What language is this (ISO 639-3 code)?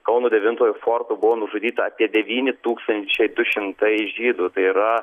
lit